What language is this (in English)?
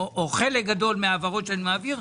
Hebrew